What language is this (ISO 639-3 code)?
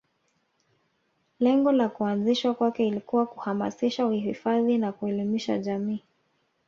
swa